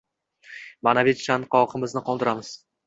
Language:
Uzbek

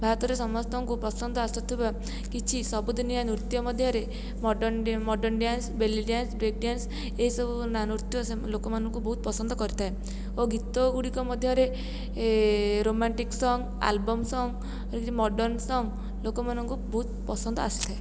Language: Odia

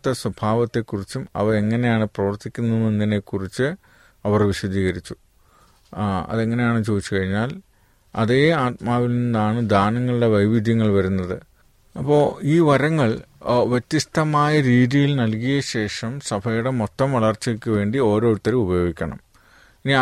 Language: Malayalam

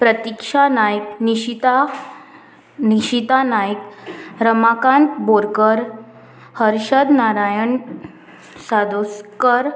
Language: Konkani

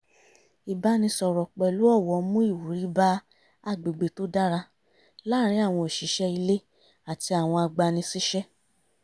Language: Yoruba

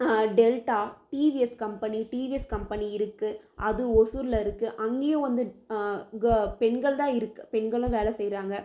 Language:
Tamil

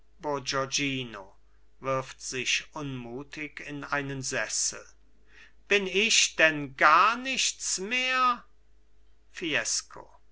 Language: German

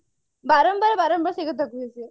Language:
Odia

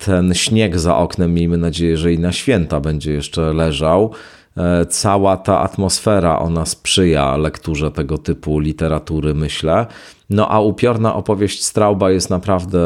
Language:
Polish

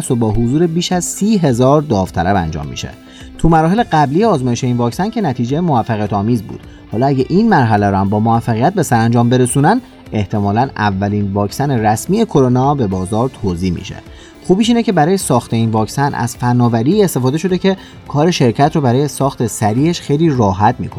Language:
Persian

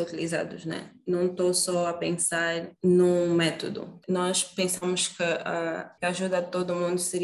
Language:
Portuguese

